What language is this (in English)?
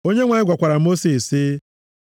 Igbo